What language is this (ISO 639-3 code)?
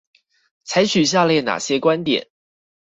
zho